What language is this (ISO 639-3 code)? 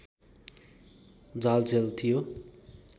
nep